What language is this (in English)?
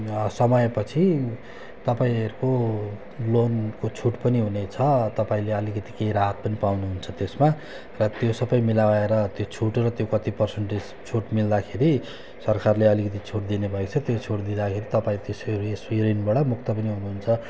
Nepali